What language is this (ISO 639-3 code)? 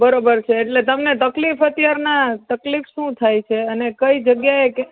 guj